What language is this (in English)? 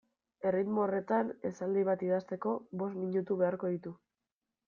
Basque